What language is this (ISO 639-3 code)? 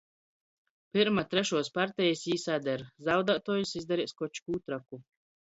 ltg